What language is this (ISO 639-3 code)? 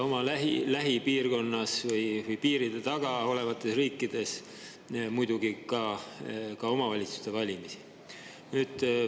est